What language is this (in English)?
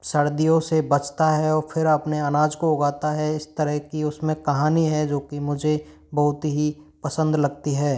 Hindi